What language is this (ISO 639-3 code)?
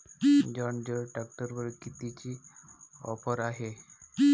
mar